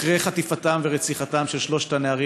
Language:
Hebrew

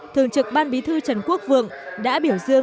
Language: Vietnamese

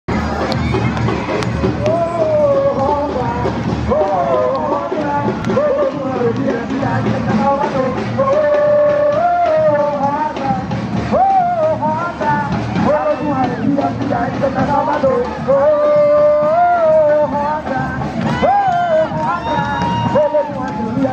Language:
Thai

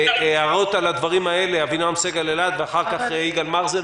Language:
Hebrew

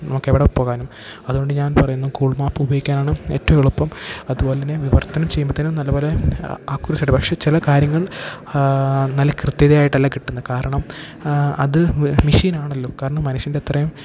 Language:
Malayalam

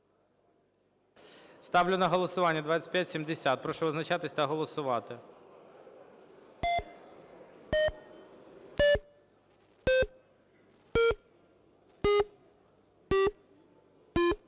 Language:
Ukrainian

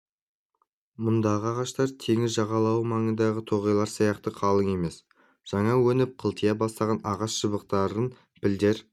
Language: Kazakh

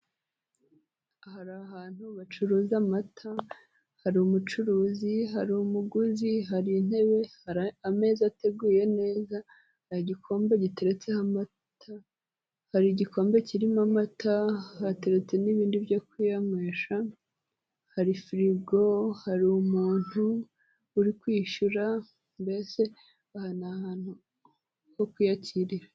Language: Kinyarwanda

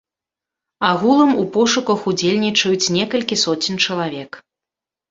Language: Belarusian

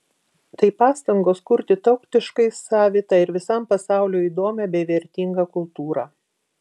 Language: Lithuanian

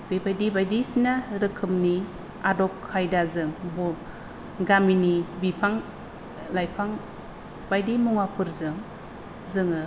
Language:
Bodo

